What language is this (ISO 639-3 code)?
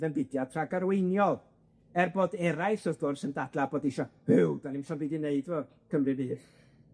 cym